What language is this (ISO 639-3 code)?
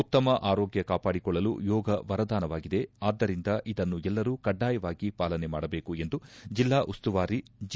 kan